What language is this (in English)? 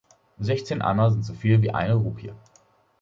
German